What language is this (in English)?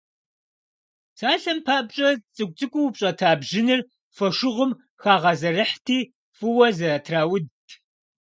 Kabardian